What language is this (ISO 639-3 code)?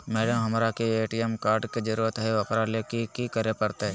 mag